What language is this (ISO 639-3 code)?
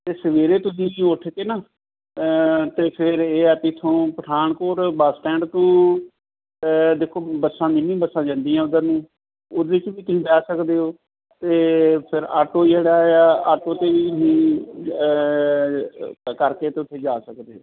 pan